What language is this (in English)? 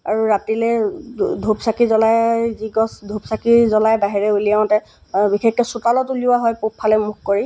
Assamese